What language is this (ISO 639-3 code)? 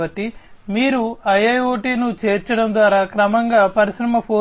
tel